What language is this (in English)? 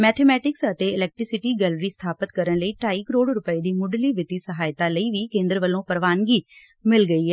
Punjabi